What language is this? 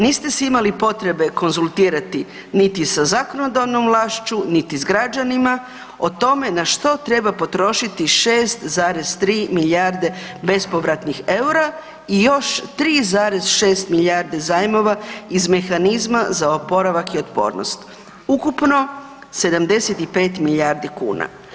Croatian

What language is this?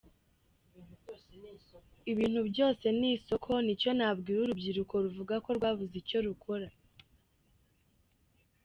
Kinyarwanda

